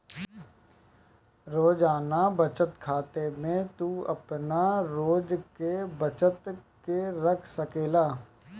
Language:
Bhojpuri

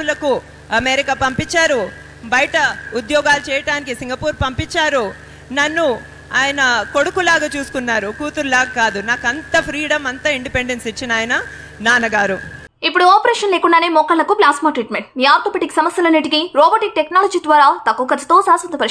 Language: Telugu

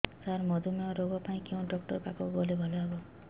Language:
Odia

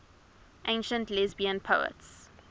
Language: English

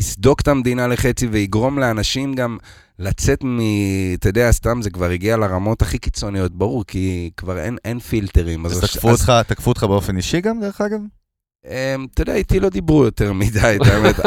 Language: Hebrew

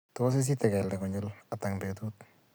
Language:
Kalenjin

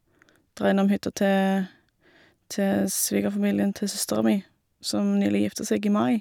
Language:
Norwegian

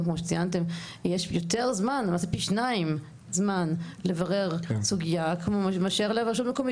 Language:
Hebrew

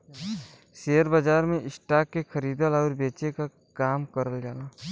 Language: Bhojpuri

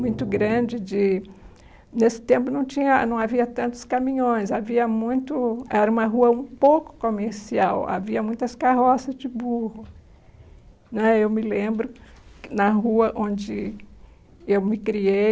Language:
Portuguese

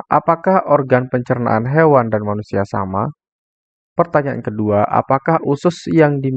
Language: Indonesian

